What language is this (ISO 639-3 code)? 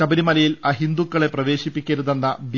mal